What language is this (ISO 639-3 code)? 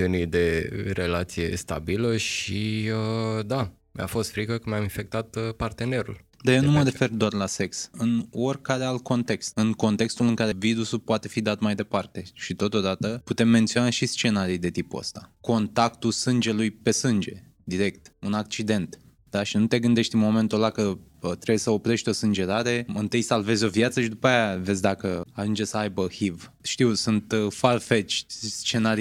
ron